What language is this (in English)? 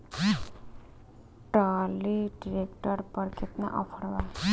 Bhojpuri